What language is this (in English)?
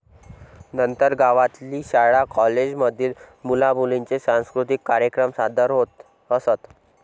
Marathi